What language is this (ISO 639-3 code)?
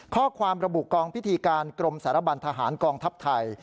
tha